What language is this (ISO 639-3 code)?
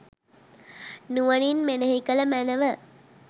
sin